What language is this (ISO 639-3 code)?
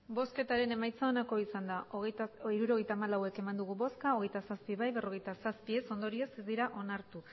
eus